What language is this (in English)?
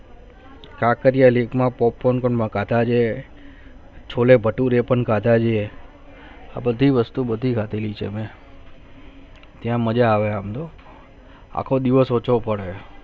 Gujarati